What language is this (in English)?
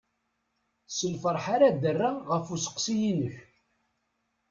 Kabyle